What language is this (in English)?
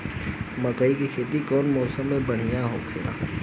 Bhojpuri